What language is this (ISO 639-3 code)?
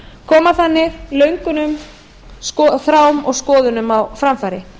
isl